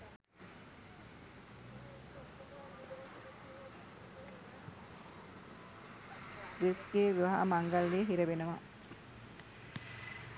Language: Sinhala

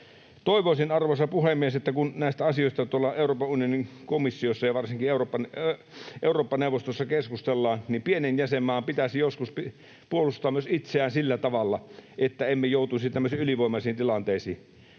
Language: Finnish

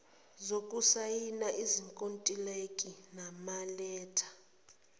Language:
Zulu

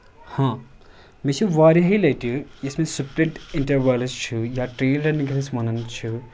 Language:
Kashmiri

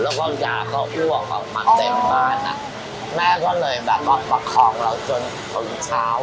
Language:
Thai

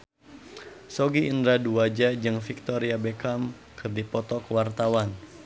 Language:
Sundanese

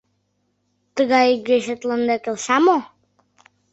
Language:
Mari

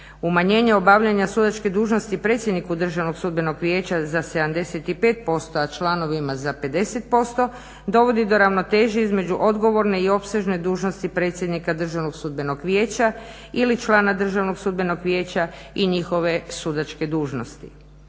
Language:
Croatian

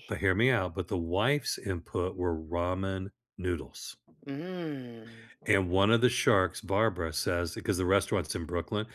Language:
English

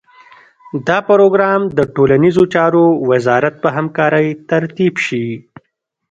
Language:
Pashto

